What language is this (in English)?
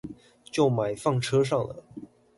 Chinese